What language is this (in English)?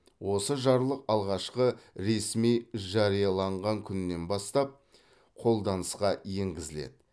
Kazakh